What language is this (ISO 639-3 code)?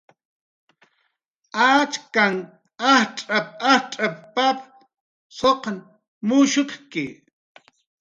jqr